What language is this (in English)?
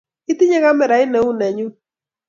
Kalenjin